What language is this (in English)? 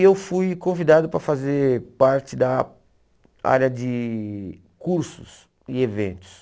Portuguese